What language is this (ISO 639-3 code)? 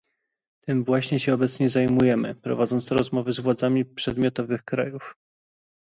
pol